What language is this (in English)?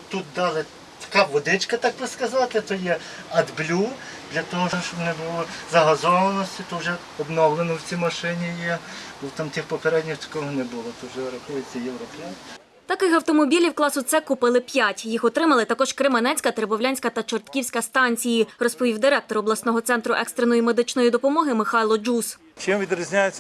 Ukrainian